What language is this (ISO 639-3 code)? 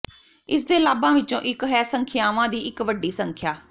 pan